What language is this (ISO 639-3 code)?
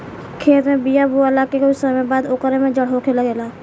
bho